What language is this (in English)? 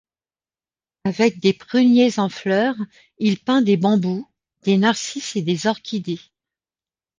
French